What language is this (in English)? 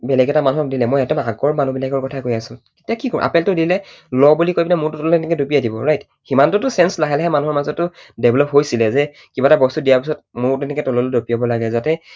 Assamese